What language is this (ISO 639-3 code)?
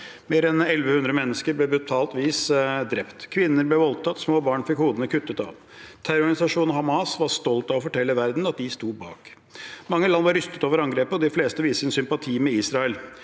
nor